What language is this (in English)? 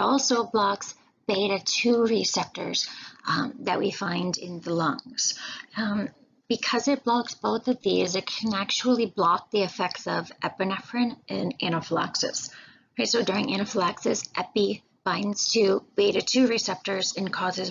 English